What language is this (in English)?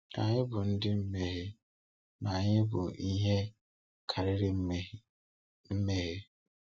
Igbo